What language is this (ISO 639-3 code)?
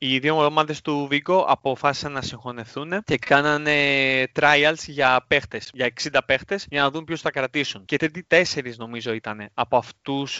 ell